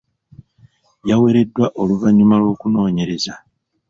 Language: Ganda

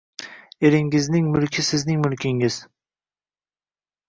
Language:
Uzbek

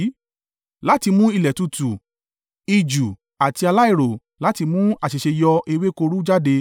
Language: Yoruba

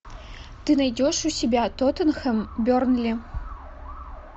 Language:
Russian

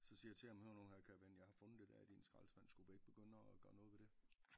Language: Danish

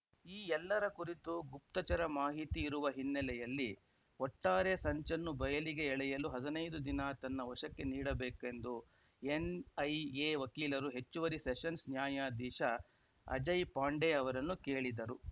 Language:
Kannada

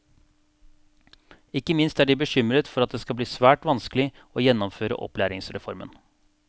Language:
Norwegian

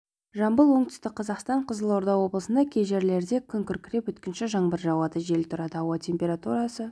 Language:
Kazakh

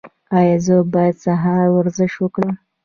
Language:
Pashto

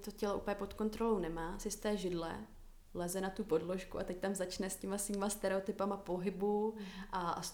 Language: Czech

